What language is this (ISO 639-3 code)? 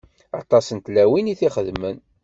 kab